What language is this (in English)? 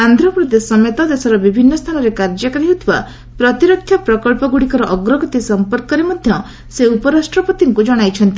Odia